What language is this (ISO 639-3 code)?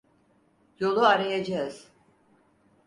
tur